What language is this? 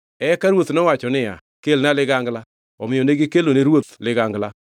Luo (Kenya and Tanzania)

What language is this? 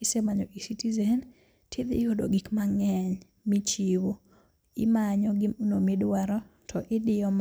Luo (Kenya and Tanzania)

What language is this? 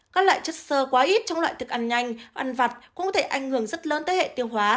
Vietnamese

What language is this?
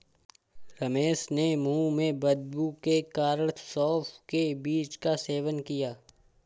Hindi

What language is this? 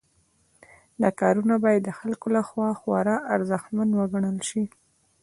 Pashto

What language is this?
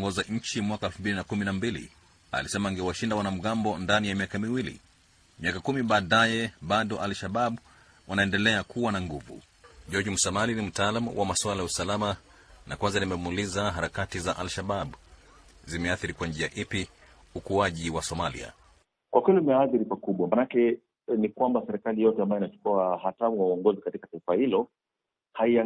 Swahili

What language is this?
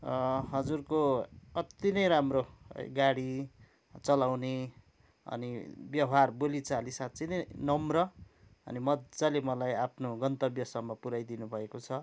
Nepali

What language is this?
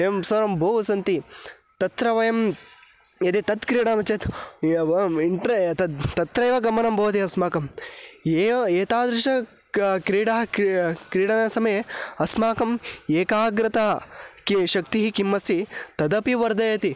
Sanskrit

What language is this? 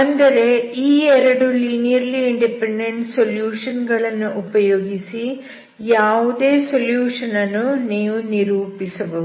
Kannada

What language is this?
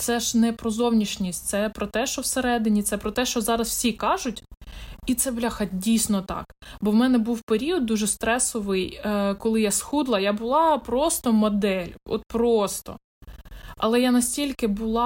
Ukrainian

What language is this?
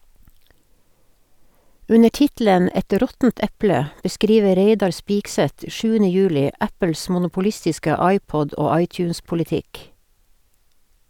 Norwegian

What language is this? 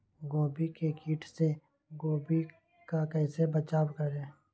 Magahi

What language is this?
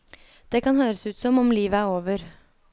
Norwegian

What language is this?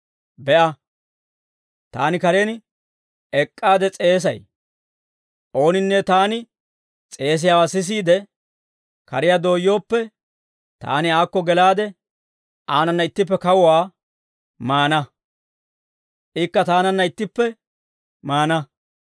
Dawro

